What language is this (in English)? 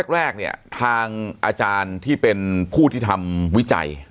Thai